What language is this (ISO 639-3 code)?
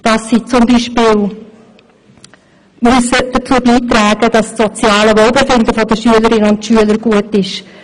gsw